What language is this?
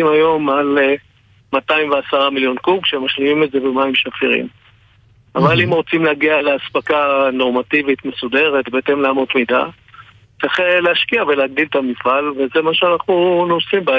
Hebrew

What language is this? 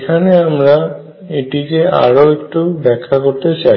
Bangla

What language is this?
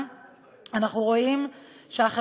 Hebrew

